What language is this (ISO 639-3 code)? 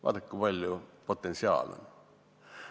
est